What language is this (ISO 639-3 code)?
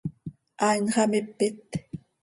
sei